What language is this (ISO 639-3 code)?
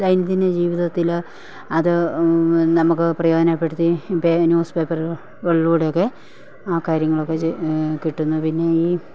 mal